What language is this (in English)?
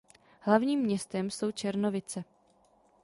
Czech